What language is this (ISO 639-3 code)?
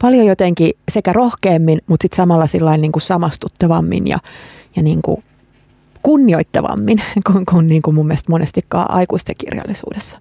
fin